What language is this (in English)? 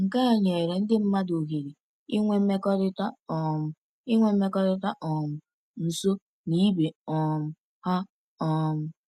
Igbo